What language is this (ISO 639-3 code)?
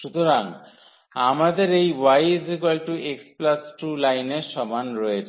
ben